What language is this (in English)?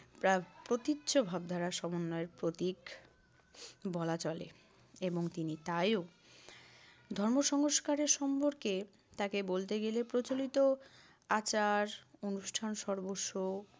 Bangla